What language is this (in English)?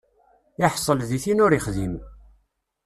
Kabyle